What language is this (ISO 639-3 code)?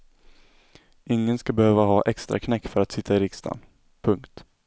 swe